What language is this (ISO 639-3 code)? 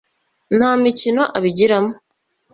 kin